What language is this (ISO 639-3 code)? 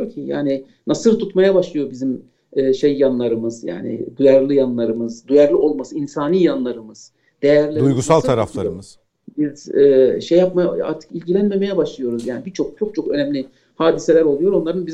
tur